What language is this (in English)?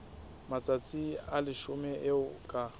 Southern Sotho